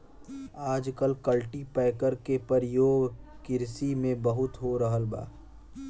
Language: Bhojpuri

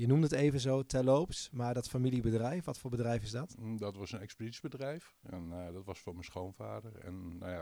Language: Dutch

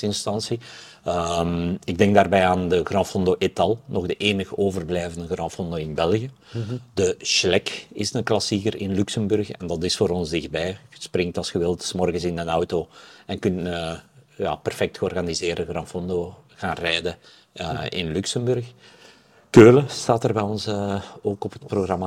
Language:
Dutch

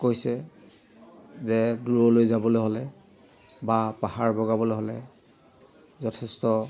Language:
Assamese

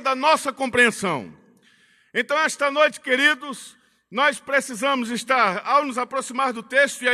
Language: Portuguese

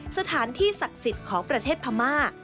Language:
Thai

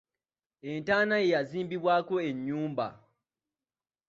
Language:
Ganda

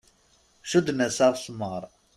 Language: Kabyle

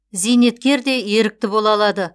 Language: Kazakh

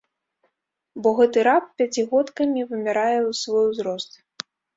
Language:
Belarusian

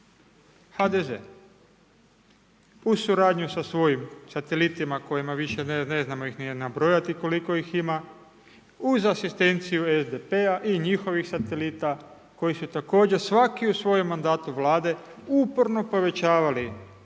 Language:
Croatian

